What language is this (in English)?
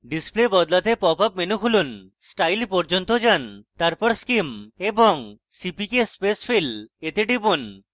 Bangla